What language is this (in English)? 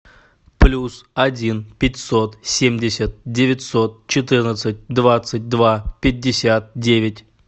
Russian